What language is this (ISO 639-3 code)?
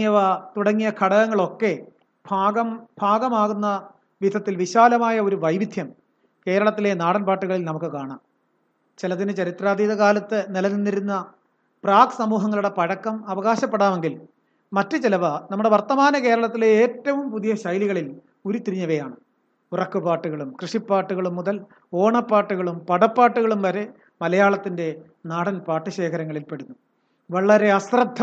mal